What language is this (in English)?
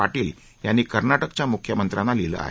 Marathi